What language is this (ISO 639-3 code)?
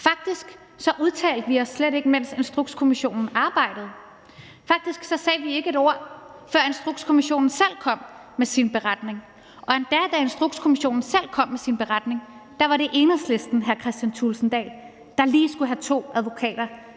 dan